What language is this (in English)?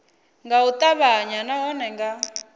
Venda